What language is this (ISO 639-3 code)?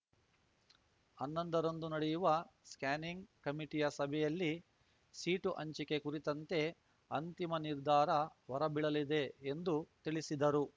kan